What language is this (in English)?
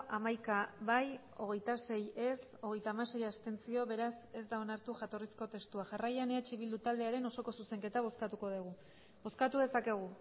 Basque